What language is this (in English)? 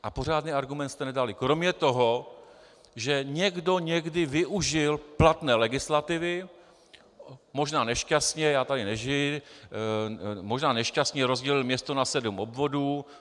Czech